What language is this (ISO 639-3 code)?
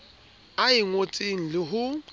sot